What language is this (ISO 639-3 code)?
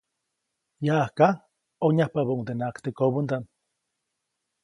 zoc